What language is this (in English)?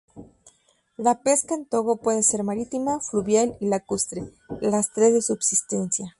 Spanish